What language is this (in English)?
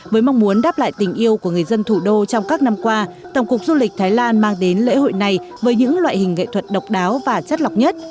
Vietnamese